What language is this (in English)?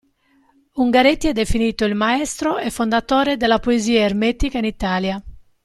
Italian